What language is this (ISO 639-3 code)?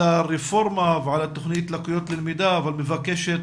heb